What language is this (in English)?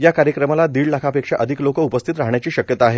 Marathi